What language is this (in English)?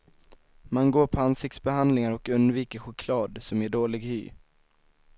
Swedish